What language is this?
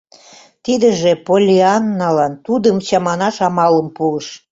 Mari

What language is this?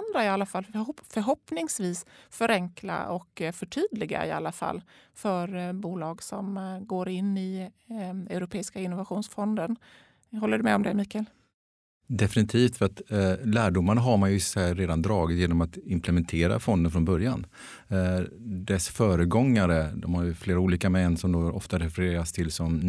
Swedish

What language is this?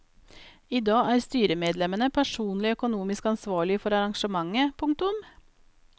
Norwegian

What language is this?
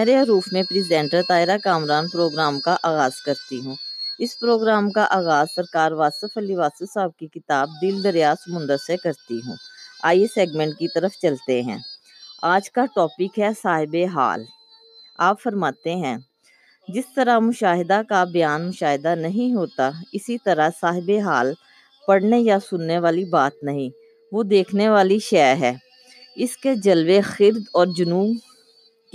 Urdu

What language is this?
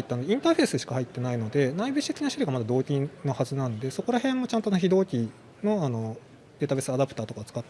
Japanese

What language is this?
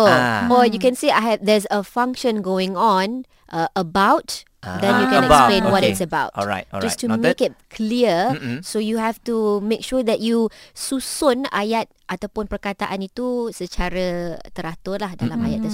Malay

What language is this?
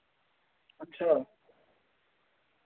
Dogri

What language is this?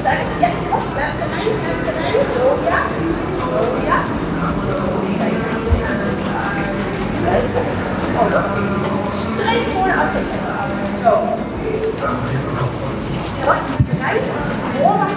Dutch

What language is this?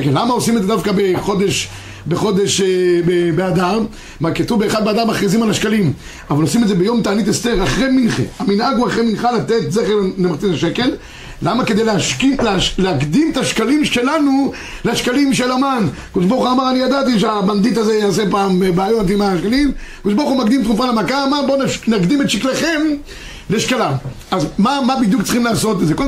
Hebrew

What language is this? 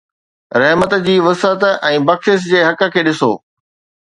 Sindhi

